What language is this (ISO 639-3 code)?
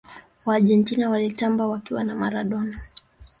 swa